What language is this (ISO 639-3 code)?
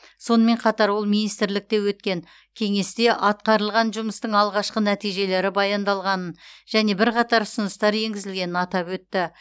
kaz